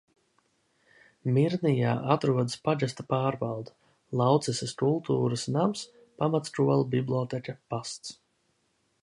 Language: Latvian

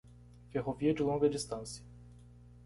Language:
Portuguese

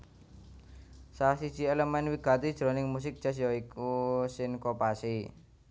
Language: Javanese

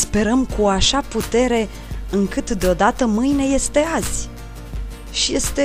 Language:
Romanian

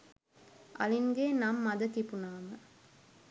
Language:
Sinhala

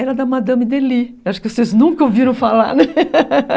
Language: Portuguese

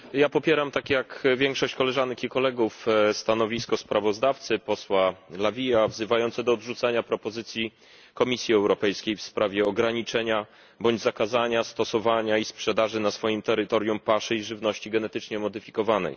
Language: Polish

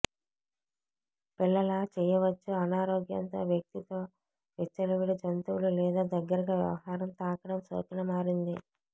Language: Telugu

